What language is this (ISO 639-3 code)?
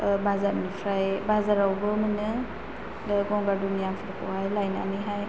brx